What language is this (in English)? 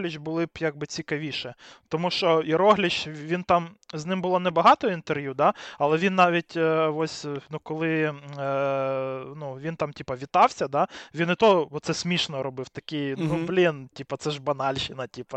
Ukrainian